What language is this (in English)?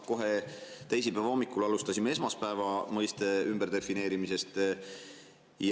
Estonian